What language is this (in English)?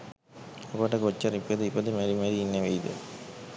Sinhala